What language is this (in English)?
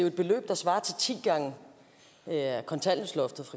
Danish